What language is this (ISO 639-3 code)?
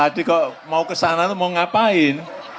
ind